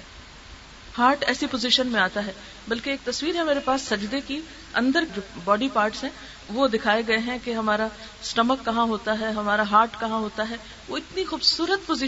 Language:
Urdu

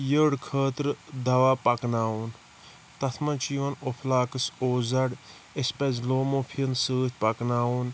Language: Kashmiri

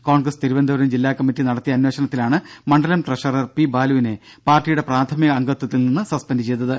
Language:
Malayalam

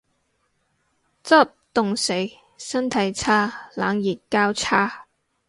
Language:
Cantonese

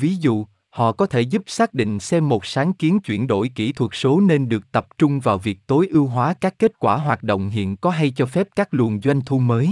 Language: Vietnamese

